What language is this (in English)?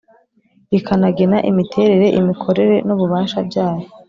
Kinyarwanda